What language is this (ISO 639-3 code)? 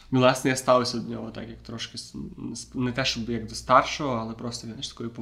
ukr